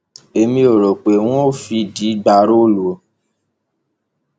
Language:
Yoruba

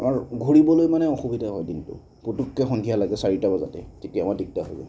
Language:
Assamese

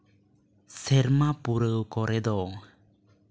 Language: Santali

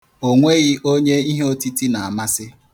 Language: Igbo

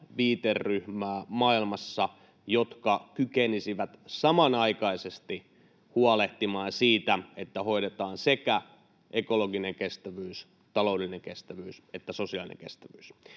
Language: Finnish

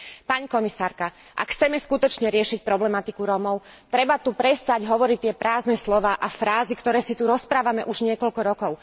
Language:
Slovak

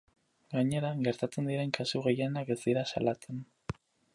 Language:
Basque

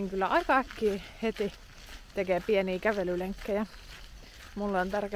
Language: Finnish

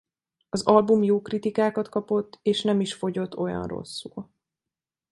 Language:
Hungarian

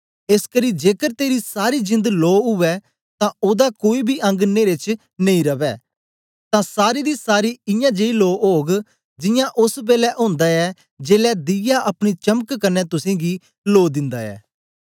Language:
Dogri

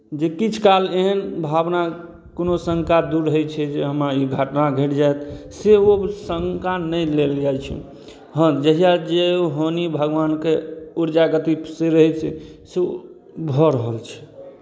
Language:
Maithili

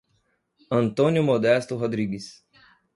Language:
Portuguese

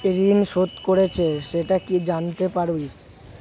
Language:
Bangla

